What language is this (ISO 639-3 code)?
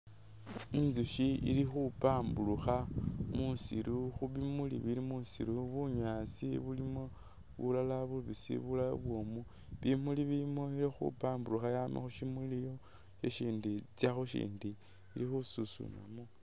myx